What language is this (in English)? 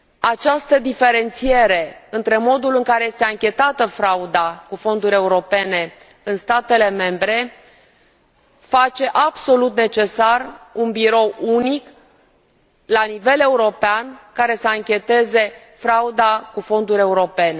Romanian